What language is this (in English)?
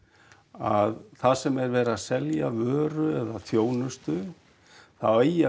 Icelandic